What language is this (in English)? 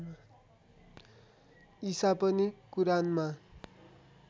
Nepali